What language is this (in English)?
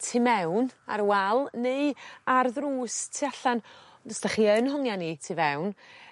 Welsh